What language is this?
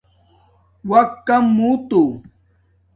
Domaaki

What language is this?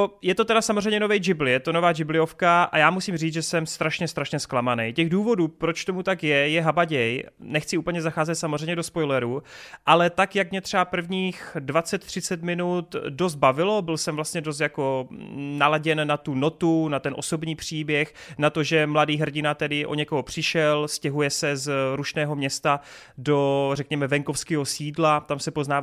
Czech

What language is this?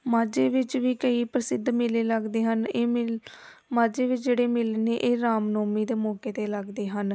Punjabi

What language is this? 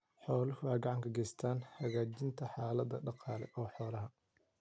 Somali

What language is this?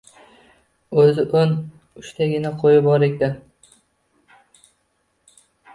Uzbek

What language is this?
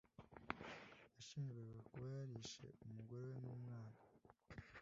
Kinyarwanda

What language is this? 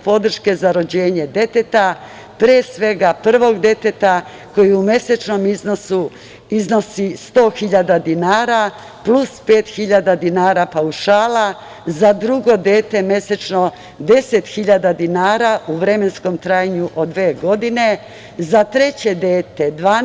Serbian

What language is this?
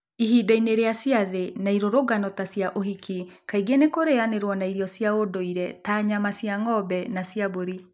Kikuyu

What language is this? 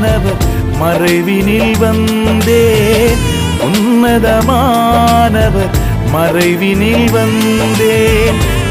Tamil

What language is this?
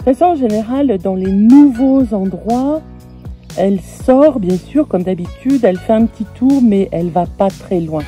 French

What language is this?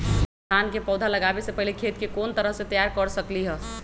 Magahi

